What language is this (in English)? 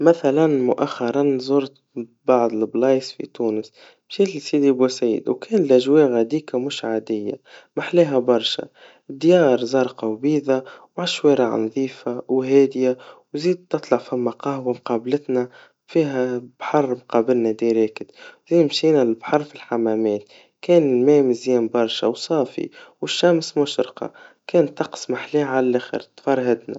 Tunisian Arabic